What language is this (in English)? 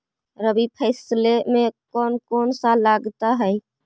Magahi